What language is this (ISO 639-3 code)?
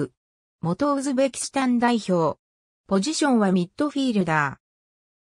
jpn